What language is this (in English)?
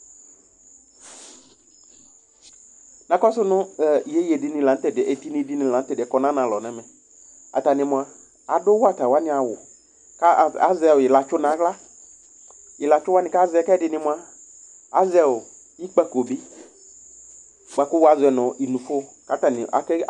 Ikposo